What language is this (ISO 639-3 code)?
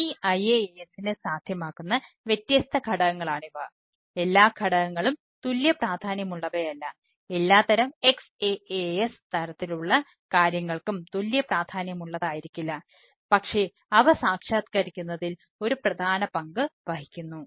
mal